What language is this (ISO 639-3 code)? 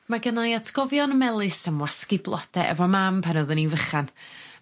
cym